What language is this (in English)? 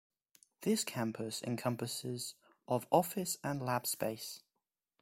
English